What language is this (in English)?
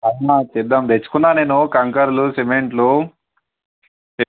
Telugu